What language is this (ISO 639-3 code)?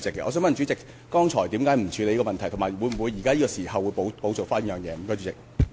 yue